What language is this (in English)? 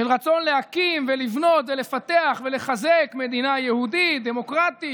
Hebrew